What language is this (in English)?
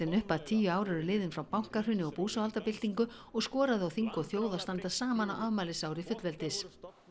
Icelandic